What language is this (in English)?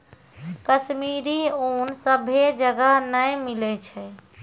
Maithili